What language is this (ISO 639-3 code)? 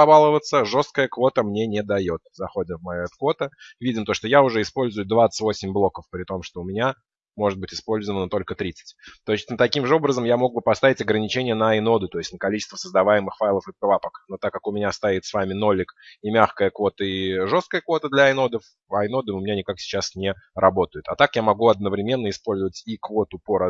rus